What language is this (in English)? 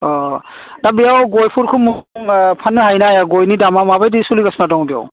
Bodo